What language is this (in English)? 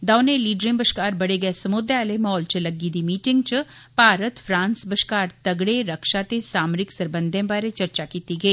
Dogri